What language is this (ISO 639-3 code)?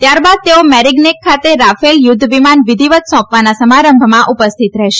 guj